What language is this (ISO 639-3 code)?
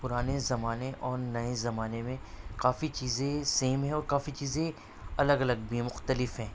urd